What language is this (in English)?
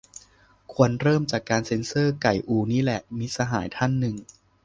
Thai